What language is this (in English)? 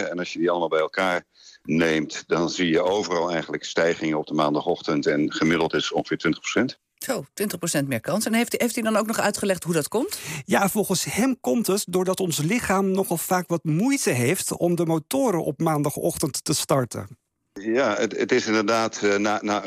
Dutch